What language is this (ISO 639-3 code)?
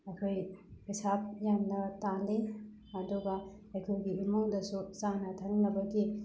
mni